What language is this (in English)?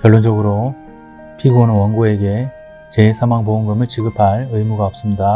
Korean